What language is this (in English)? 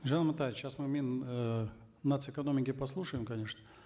Kazakh